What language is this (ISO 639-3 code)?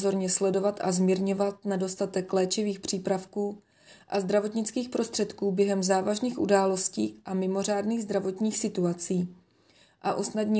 ces